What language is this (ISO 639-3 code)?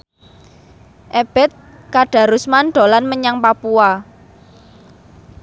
jav